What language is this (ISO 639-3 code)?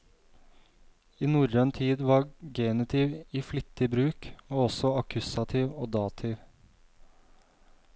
nor